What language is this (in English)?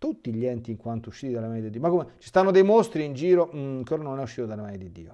Italian